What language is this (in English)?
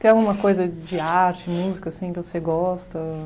Portuguese